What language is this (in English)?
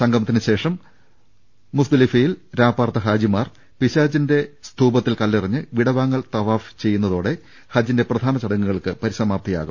Malayalam